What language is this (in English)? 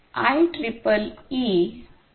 Marathi